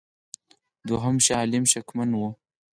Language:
Pashto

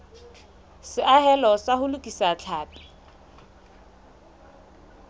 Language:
Southern Sotho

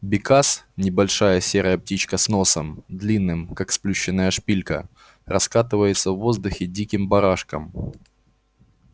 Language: Russian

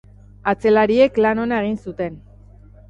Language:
Basque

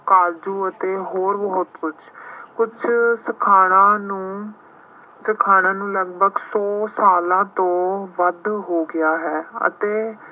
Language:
Punjabi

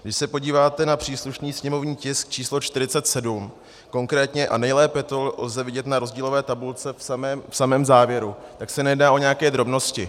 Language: Czech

